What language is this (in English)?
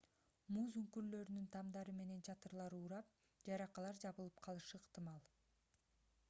Kyrgyz